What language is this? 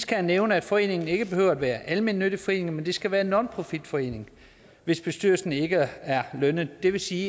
Danish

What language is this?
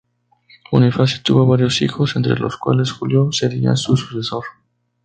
Spanish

